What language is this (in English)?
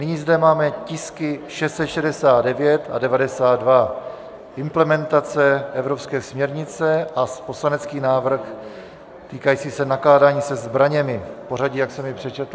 Czech